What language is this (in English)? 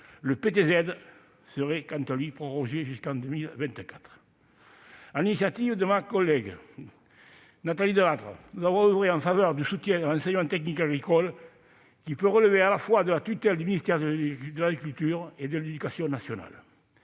French